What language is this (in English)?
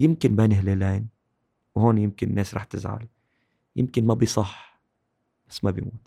Arabic